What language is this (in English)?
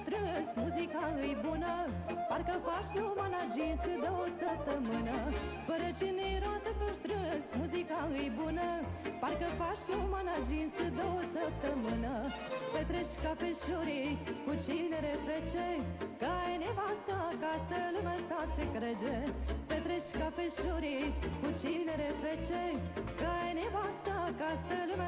Romanian